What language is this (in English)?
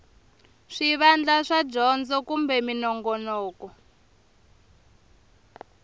Tsonga